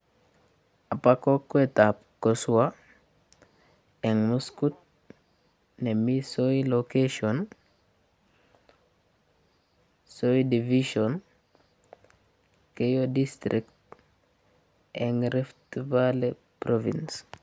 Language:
Kalenjin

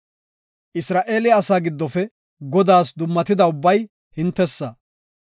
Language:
Gofa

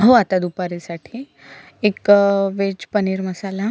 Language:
Marathi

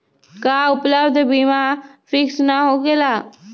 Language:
Magahi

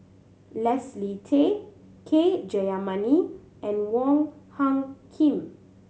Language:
English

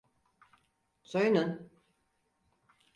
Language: Turkish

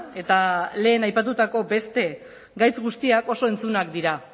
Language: Basque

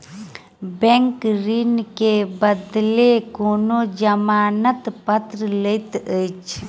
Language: Maithili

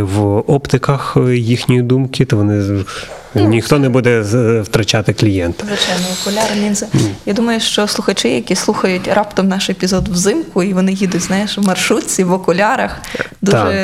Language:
Ukrainian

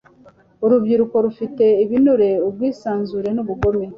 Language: Kinyarwanda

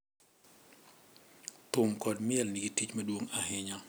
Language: Luo (Kenya and Tanzania)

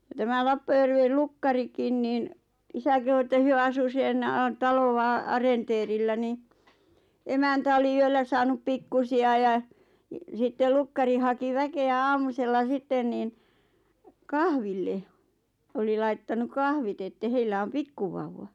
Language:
Finnish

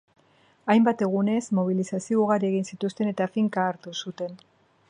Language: Basque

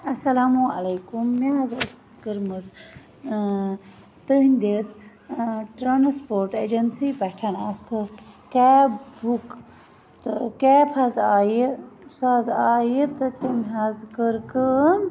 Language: Kashmiri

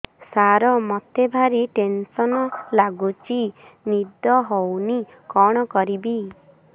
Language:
Odia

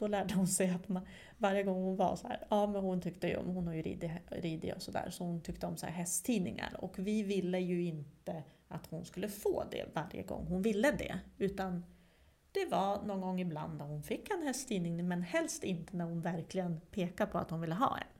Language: Swedish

